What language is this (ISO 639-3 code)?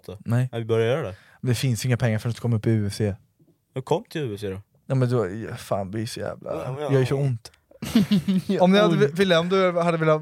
swe